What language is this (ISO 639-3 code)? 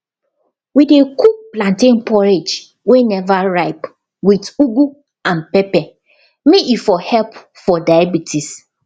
pcm